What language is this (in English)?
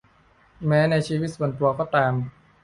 Thai